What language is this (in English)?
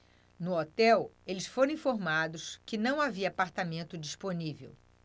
Portuguese